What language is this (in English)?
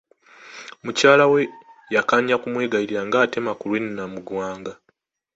Ganda